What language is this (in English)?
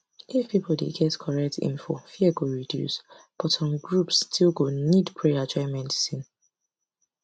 Nigerian Pidgin